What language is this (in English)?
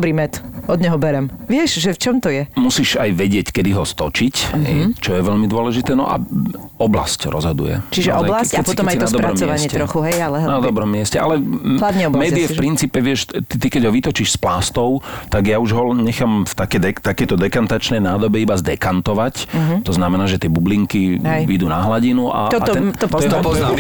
Slovak